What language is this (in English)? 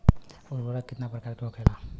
Bhojpuri